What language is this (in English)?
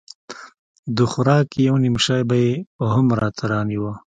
Pashto